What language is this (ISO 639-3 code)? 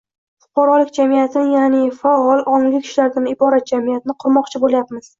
uzb